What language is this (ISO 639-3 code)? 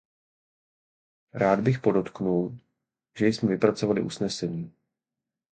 ces